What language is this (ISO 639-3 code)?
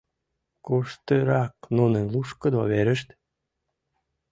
chm